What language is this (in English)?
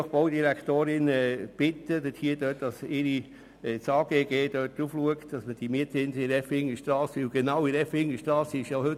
Swiss German